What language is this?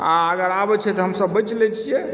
Maithili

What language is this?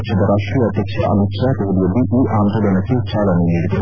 Kannada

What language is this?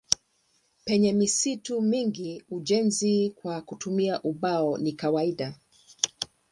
Swahili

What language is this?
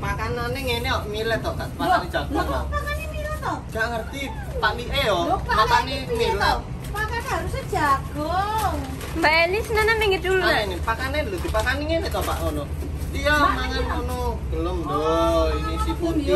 Indonesian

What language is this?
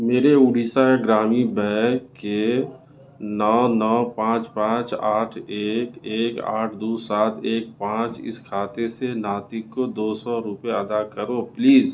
Urdu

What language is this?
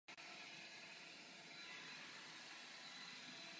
Czech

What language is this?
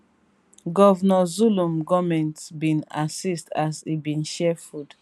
Nigerian Pidgin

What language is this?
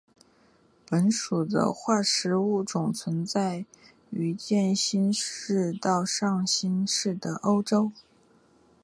Chinese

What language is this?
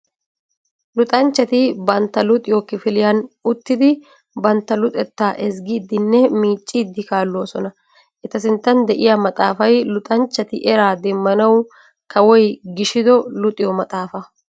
Wolaytta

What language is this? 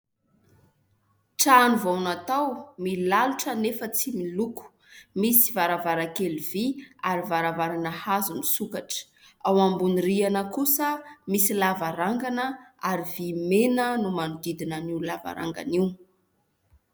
Malagasy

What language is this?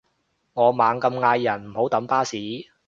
Cantonese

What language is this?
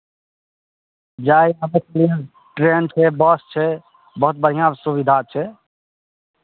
Maithili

